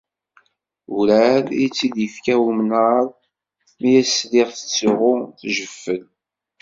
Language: Kabyle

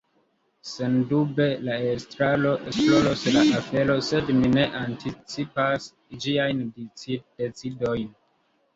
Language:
Esperanto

